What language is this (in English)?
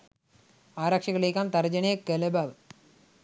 Sinhala